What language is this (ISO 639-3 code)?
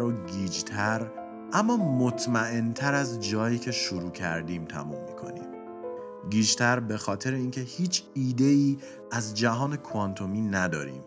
fas